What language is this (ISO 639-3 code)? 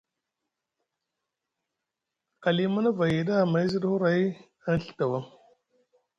mug